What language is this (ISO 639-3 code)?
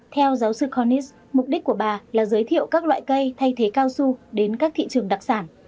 vie